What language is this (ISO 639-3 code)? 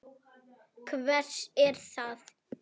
isl